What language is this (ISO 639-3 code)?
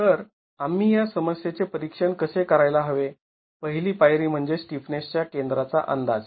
mar